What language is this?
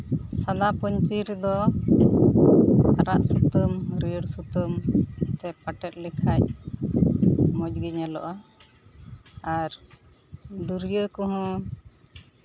Santali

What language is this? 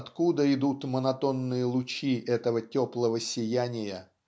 Russian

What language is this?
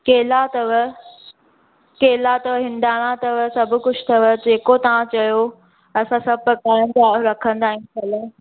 Sindhi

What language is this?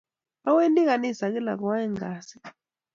Kalenjin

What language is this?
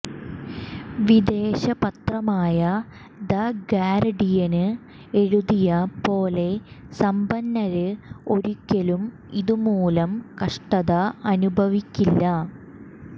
Malayalam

